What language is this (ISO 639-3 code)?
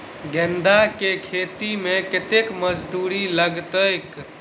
mai